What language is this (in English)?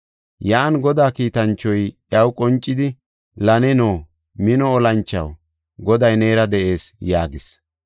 Gofa